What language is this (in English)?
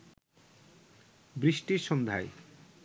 Bangla